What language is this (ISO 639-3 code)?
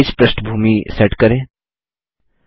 hin